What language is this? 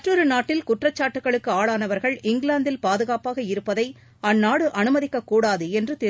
Tamil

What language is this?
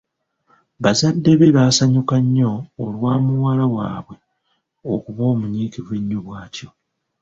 Ganda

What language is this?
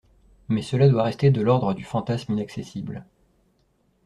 French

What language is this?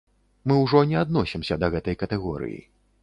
Belarusian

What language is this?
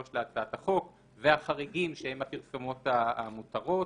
Hebrew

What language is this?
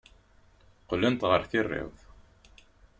Kabyle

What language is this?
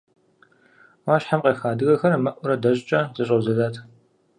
Kabardian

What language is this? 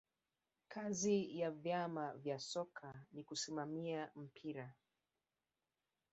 Swahili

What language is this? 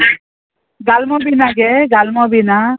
Konkani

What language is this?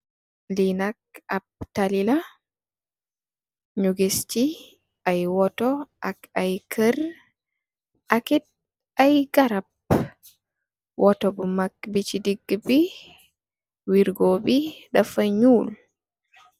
Wolof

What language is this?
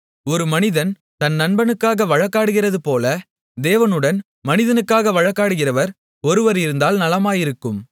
Tamil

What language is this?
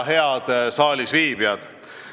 Estonian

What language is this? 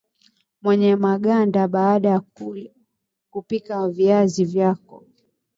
Swahili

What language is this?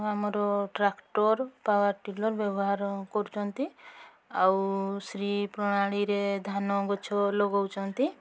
Odia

